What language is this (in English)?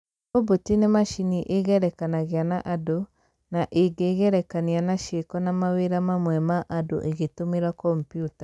Kikuyu